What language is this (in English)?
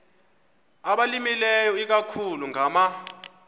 Xhosa